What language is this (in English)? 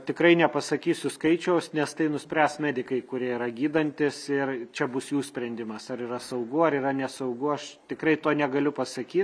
Lithuanian